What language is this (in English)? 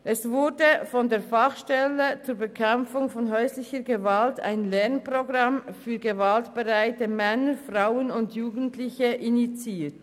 Swiss German